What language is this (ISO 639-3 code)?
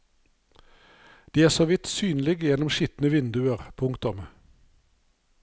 nor